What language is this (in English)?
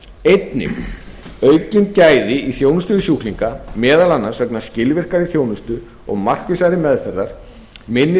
Icelandic